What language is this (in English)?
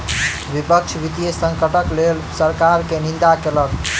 Maithili